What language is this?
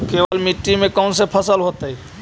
Magahi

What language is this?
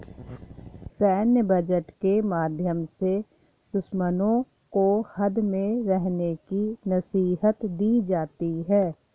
Hindi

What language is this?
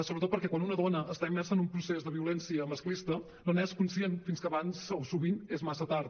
Catalan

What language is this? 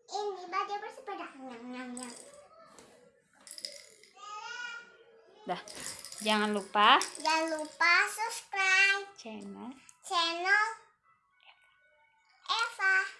Indonesian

